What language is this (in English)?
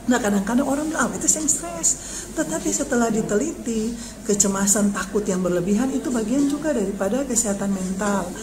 Indonesian